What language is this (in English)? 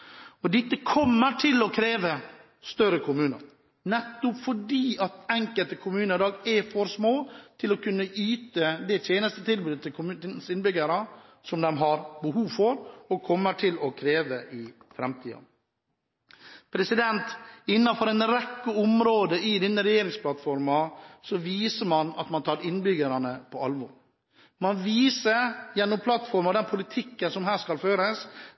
Norwegian Bokmål